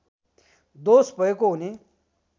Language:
Nepali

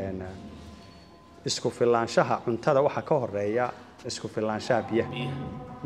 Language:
Arabic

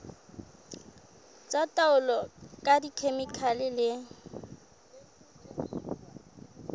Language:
Southern Sotho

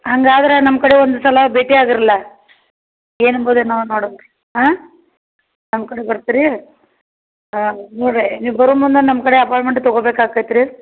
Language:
Kannada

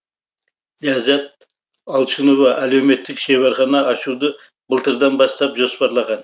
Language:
Kazakh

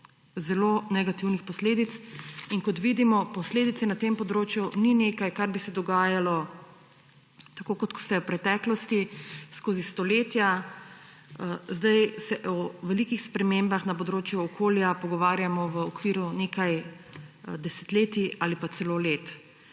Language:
Slovenian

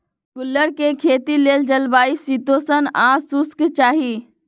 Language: Magahi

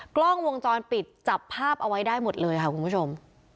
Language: Thai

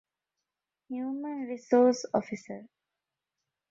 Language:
Divehi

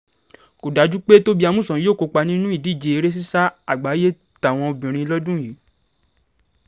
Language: Yoruba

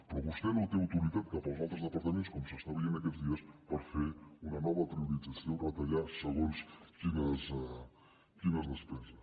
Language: Catalan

